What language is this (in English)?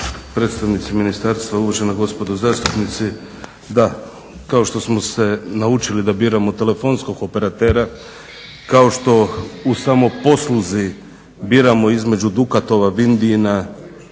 Croatian